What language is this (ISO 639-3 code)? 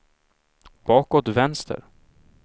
swe